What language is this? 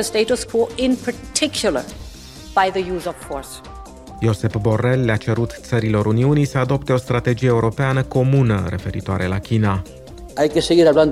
Romanian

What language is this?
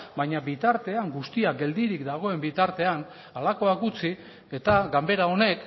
Basque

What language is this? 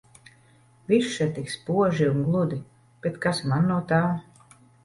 Latvian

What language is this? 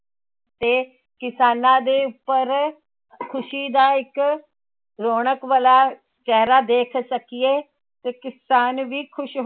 Punjabi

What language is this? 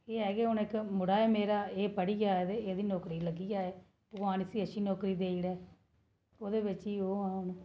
Dogri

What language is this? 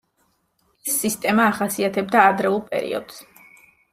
Georgian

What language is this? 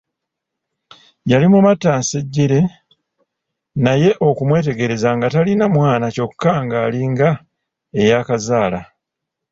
Ganda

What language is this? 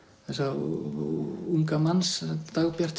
Icelandic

